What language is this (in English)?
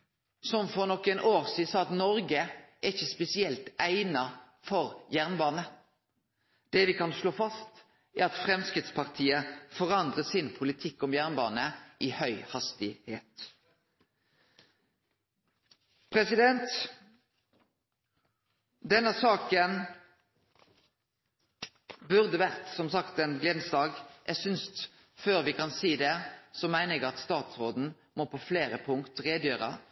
Norwegian Nynorsk